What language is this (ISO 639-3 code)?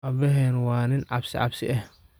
som